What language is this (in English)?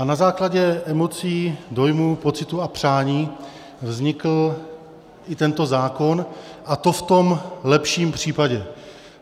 Czech